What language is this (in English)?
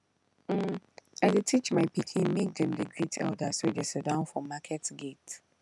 Nigerian Pidgin